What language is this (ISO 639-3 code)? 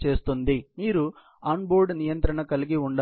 tel